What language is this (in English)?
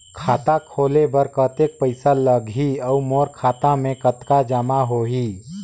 Chhattisgarhi